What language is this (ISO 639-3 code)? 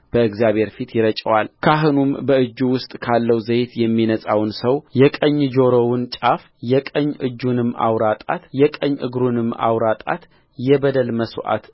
amh